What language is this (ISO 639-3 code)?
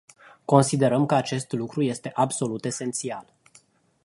ron